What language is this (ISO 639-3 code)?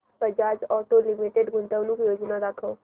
mar